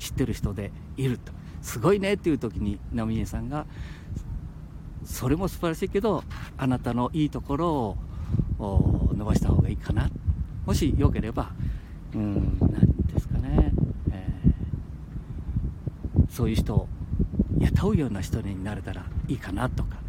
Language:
Japanese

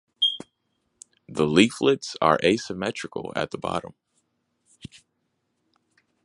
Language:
English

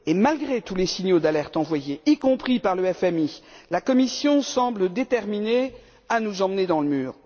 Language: French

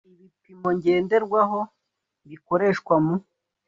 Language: Kinyarwanda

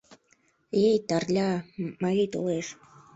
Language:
Mari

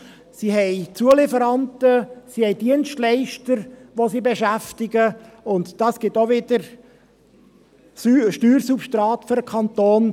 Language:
Swiss German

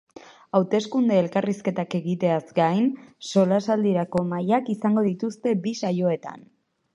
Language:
Basque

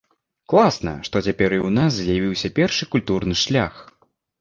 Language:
Belarusian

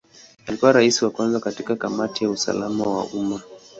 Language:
Swahili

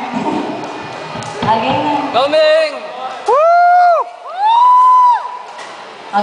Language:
Filipino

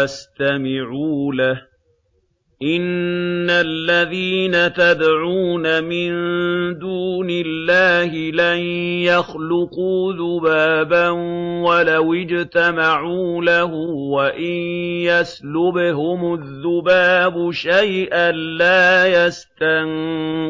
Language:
Arabic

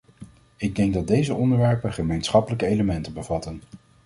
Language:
Dutch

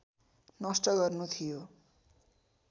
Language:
Nepali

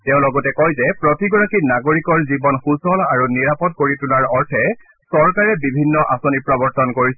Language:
Assamese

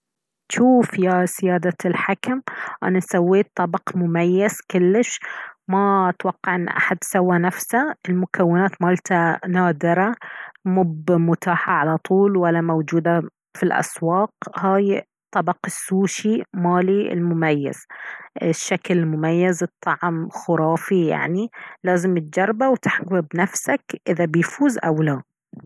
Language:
Baharna Arabic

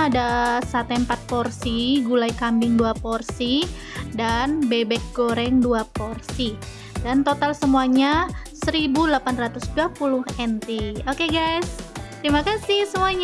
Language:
Indonesian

